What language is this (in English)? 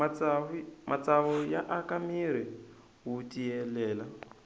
Tsonga